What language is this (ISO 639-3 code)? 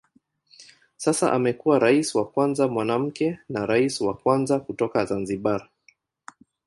swa